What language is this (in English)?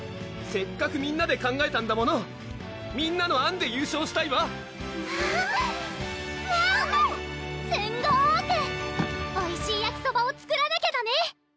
Japanese